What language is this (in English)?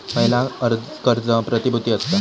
Marathi